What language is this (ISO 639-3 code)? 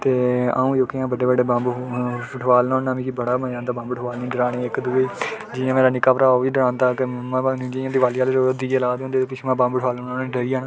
doi